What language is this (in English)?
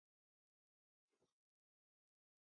Japanese